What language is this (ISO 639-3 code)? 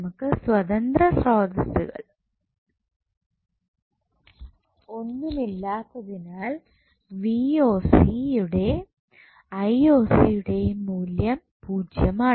mal